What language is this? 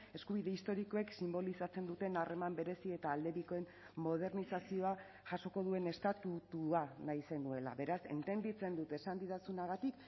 Basque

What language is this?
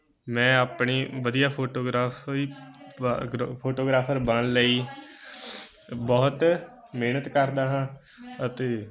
Punjabi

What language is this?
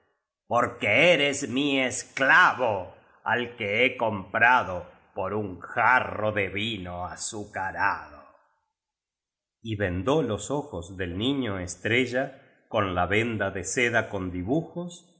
Spanish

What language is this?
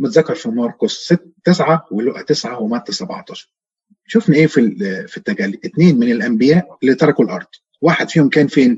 Arabic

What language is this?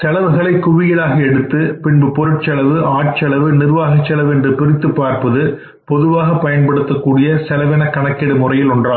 Tamil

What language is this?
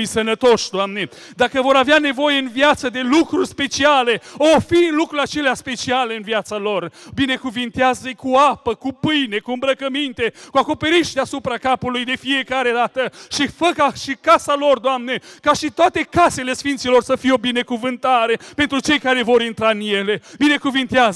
Romanian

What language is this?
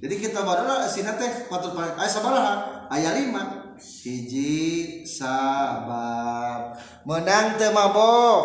Indonesian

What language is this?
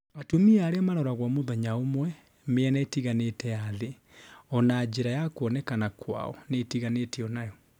Kikuyu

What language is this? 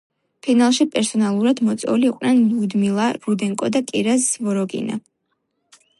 Georgian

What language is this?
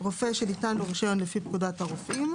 Hebrew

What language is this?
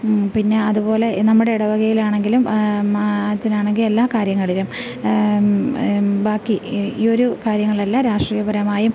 Malayalam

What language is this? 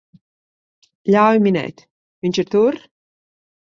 Latvian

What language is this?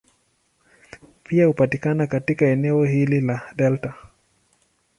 Swahili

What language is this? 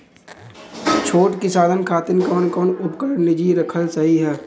Bhojpuri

